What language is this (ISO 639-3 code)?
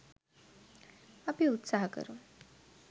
sin